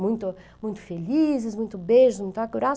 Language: Portuguese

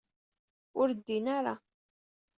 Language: Kabyle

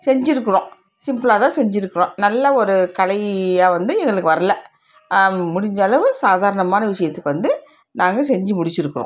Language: Tamil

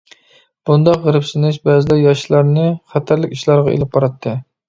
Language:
Uyghur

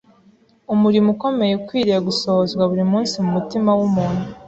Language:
Kinyarwanda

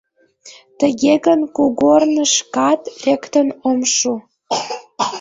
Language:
Mari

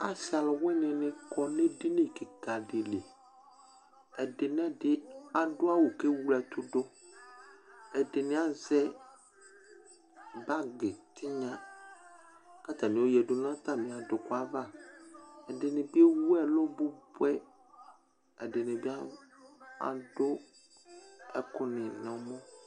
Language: Ikposo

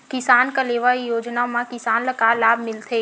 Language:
Chhattisgarhi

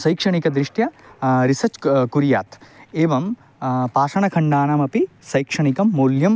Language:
Sanskrit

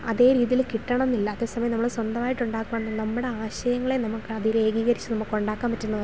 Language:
Malayalam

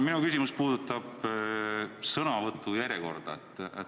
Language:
Estonian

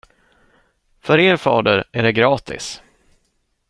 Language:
Swedish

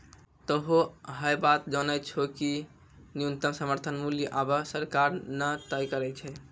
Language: Maithili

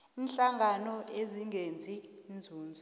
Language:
South Ndebele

